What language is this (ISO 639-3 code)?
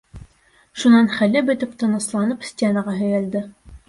bak